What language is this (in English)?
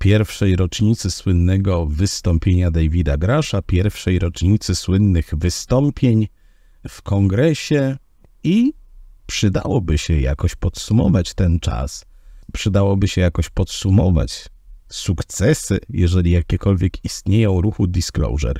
Polish